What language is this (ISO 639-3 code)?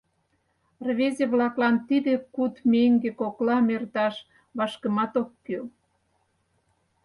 chm